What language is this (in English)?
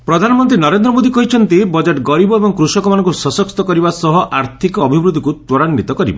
Odia